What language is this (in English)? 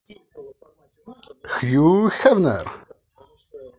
Russian